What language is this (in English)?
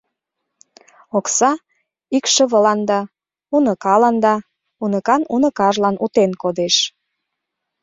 Mari